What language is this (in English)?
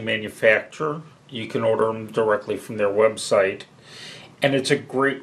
English